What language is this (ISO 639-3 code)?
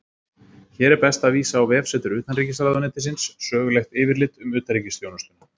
isl